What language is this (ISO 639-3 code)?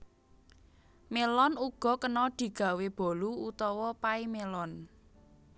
jav